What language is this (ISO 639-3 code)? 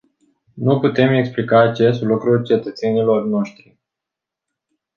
ron